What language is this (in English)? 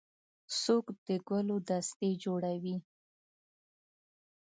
Pashto